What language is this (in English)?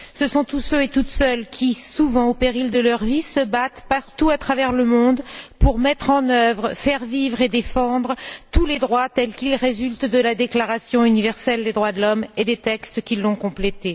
French